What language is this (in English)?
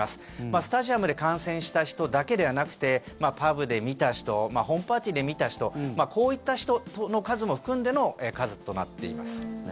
Japanese